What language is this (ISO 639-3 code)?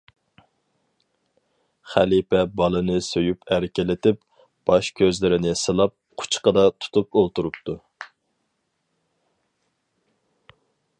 uig